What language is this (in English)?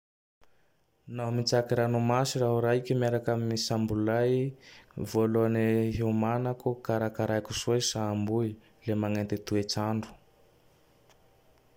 Tandroy-Mahafaly Malagasy